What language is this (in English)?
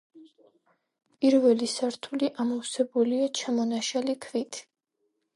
Georgian